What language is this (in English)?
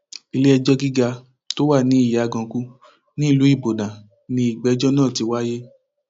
Yoruba